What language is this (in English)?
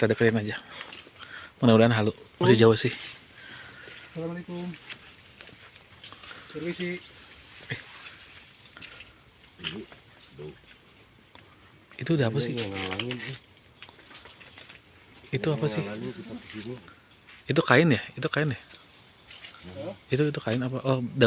Indonesian